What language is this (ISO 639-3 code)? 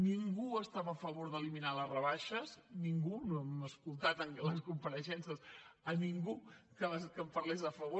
cat